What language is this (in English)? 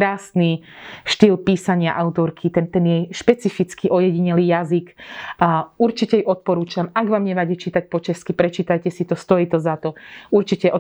Slovak